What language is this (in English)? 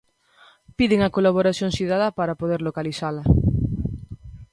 Galician